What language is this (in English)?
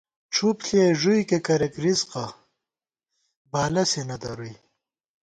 Gawar-Bati